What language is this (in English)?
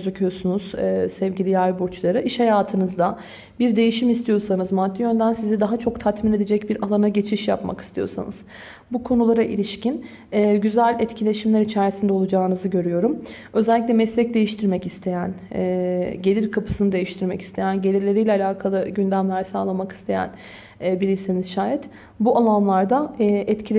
Turkish